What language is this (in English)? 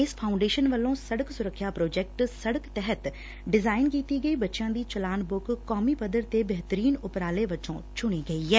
Punjabi